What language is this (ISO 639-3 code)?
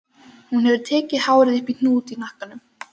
isl